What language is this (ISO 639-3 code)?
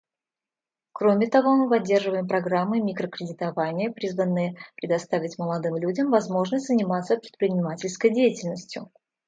rus